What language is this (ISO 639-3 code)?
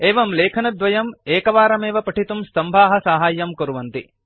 san